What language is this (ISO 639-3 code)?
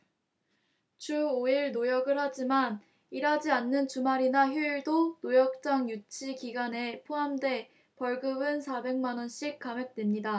kor